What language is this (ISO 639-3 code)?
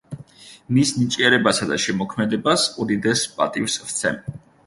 kat